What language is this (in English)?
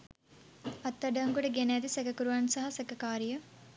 Sinhala